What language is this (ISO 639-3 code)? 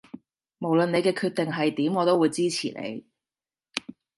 yue